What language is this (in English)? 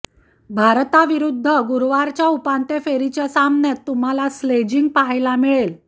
Marathi